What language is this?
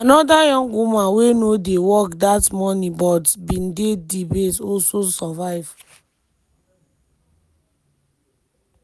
Nigerian Pidgin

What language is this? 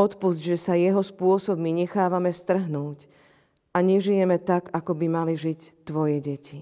Slovak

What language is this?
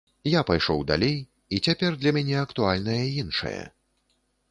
Belarusian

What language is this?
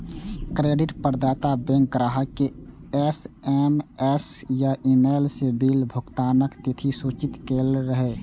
Maithili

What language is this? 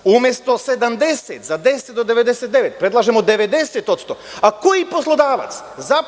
Serbian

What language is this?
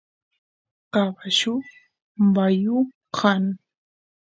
Santiago del Estero Quichua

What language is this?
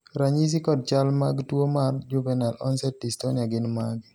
Luo (Kenya and Tanzania)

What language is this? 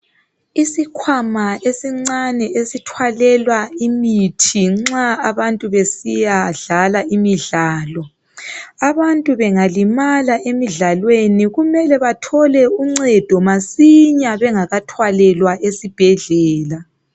North Ndebele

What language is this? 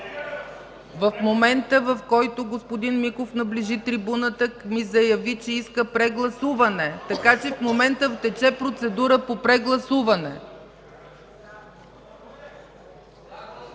Bulgarian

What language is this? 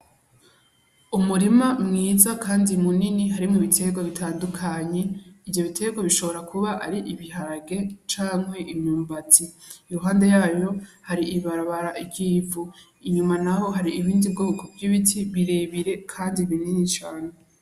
Rundi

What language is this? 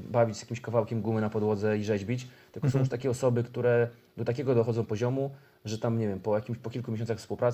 Polish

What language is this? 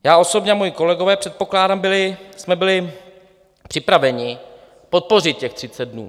Czech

